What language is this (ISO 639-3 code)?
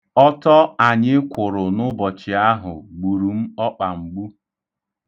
ibo